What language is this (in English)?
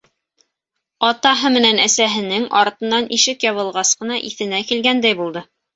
Bashkir